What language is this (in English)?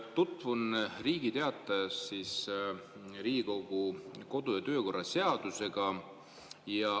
Estonian